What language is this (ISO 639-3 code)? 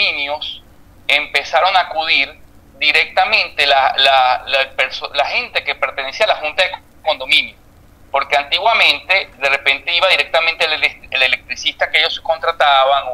spa